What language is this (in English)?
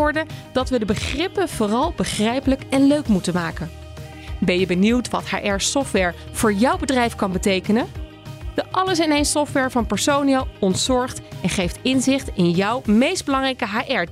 Dutch